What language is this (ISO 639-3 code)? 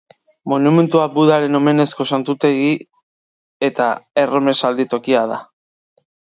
eus